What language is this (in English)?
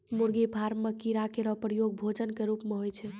Maithili